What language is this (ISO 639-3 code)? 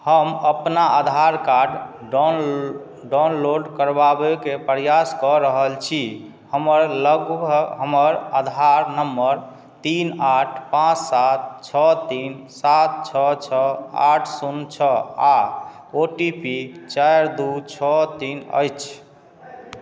mai